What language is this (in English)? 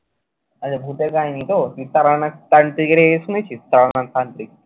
Bangla